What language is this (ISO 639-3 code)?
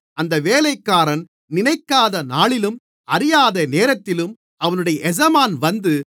tam